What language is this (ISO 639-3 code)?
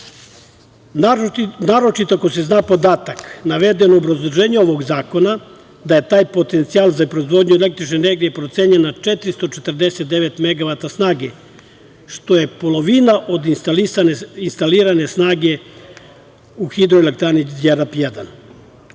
srp